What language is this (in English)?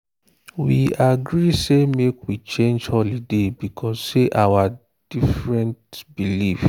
Nigerian Pidgin